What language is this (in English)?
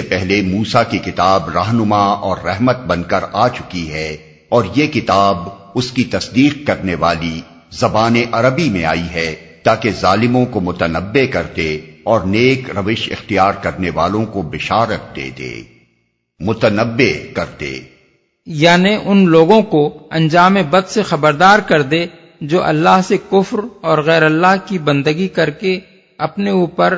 Urdu